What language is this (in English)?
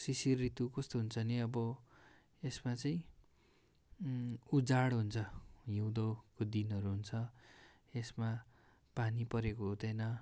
Nepali